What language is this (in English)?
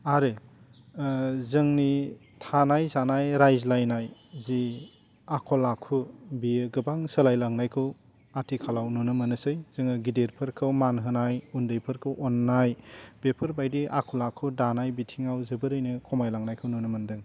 Bodo